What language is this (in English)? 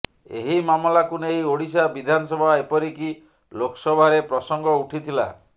Odia